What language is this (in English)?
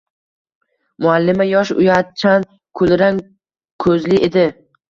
Uzbek